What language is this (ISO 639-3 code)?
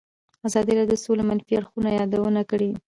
pus